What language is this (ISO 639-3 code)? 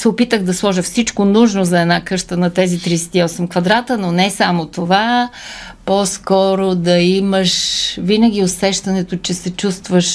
bul